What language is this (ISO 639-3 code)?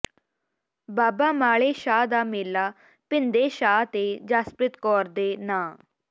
pan